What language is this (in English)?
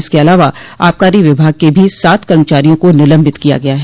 Hindi